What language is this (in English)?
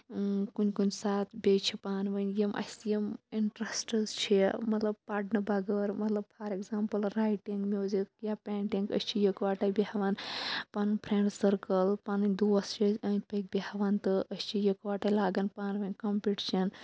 Kashmiri